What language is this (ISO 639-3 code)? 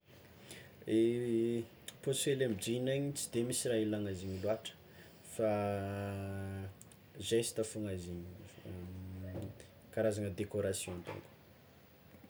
xmw